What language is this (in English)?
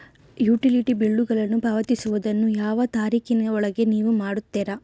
Kannada